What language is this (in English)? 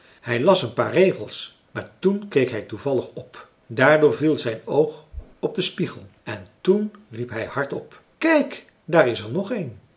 Dutch